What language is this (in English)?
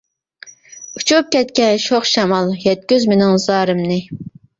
Uyghur